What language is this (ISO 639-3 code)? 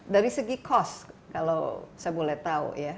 ind